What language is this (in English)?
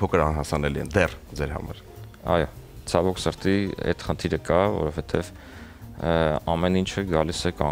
Romanian